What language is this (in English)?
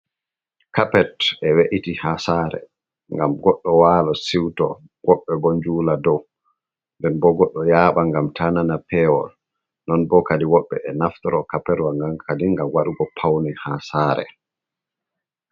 Fula